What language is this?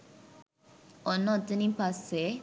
Sinhala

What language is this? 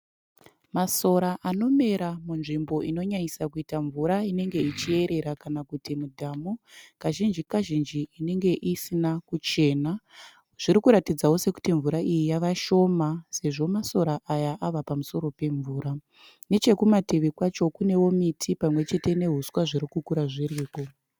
Shona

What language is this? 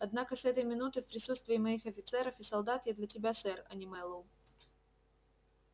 Russian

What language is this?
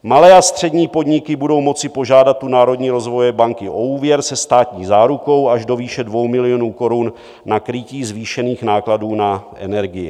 Czech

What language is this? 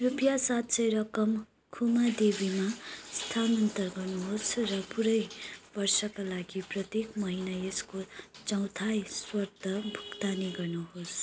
Nepali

